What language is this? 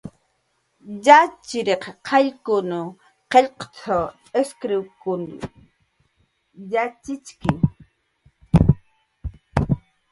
Jaqaru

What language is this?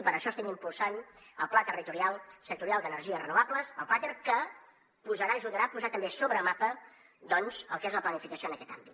Catalan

